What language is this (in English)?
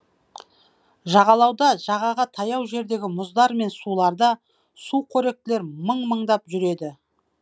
Kazakh